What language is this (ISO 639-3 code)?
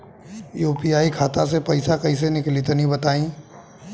bho